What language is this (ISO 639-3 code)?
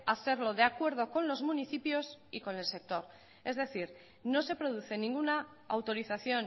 spa